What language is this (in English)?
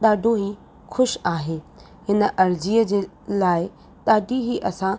Sindhi